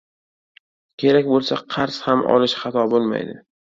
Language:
Uzbek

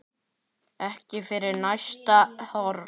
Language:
Icelandic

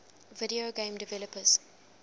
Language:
English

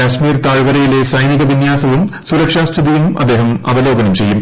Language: Malayalam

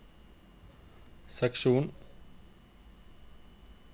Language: Norwegian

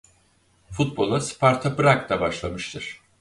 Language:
Turkish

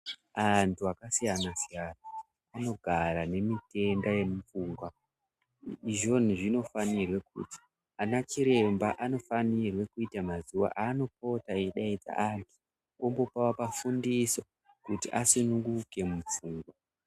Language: Ndau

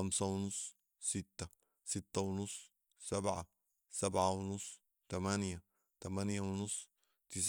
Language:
Sudanese Arabic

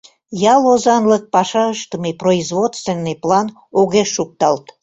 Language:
Mari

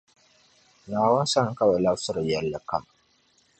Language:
Dagbani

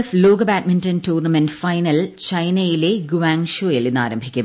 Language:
Malayalam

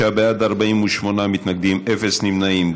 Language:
Hebrew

